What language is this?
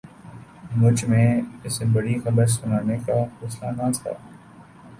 Urdu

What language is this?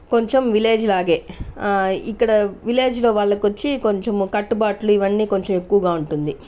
Telugu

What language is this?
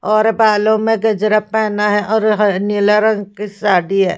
Hindi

